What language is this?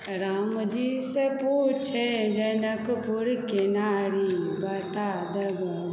Maithili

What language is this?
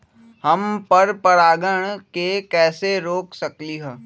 Magahi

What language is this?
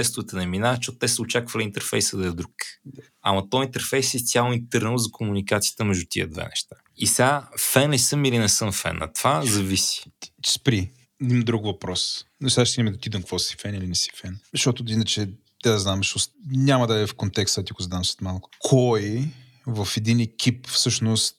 Bulgarian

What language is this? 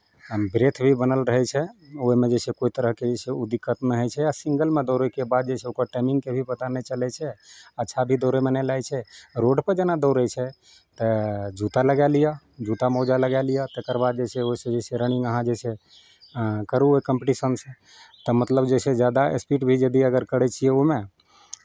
Maithili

